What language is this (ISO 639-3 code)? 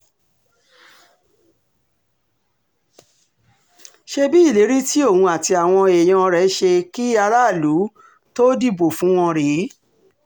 yor